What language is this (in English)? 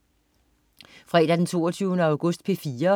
Danish